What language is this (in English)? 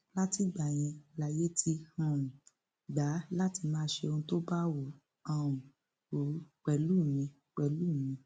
Yoruba